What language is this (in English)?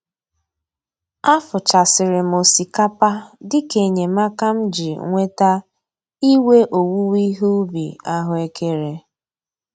Igbo